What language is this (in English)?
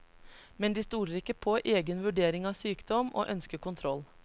Norwegian